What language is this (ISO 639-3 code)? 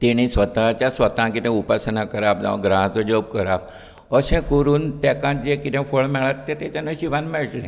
kok